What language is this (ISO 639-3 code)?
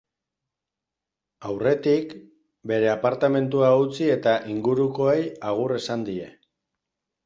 eus